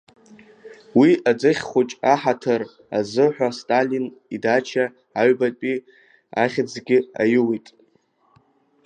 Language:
Abkhazian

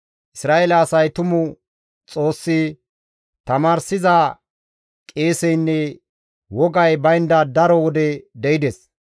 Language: Gamo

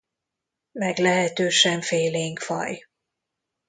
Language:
Hungarian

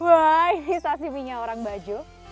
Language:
Indonesian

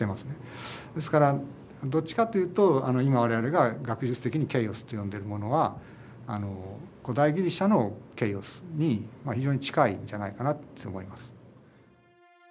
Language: Japanese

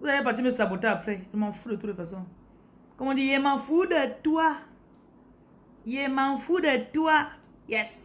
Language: French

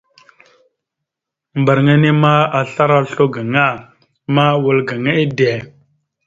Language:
Mada (Cameroon)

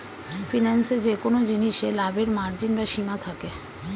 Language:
Bangla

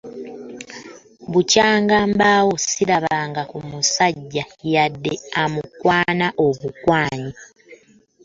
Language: Ganda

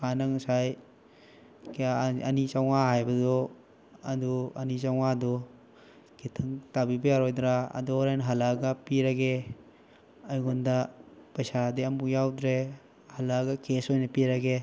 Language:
Manipuri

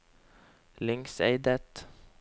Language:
Norwegian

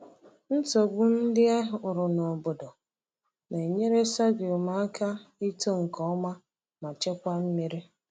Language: Igbo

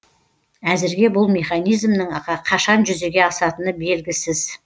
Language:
Kazakh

